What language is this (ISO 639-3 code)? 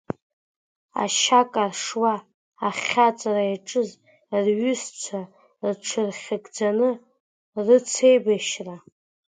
abk